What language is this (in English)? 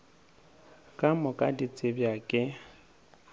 Northern Sotho